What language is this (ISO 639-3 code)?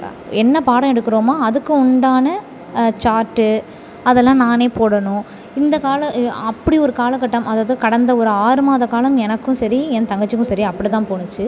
tam